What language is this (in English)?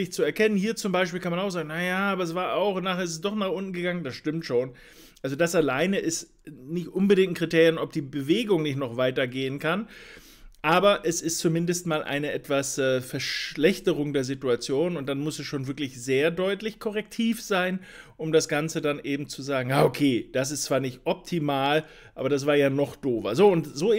German